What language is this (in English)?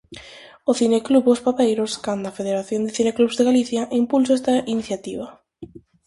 Galician